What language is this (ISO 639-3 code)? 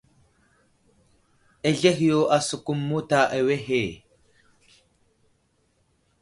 udl